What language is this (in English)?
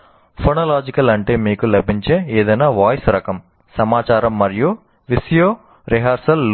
Telugu